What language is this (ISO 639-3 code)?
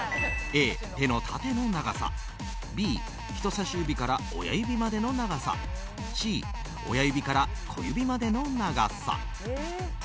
jpn